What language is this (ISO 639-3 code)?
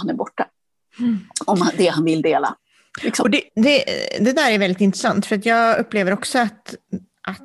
swe